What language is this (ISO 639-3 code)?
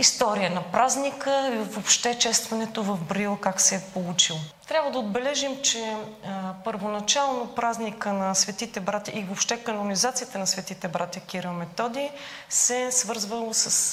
bul